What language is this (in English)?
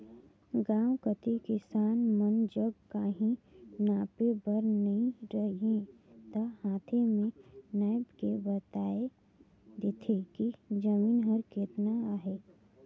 Chhattisgarhi